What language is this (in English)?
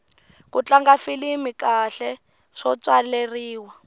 Tsonga